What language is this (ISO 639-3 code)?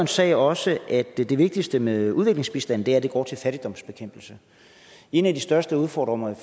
dan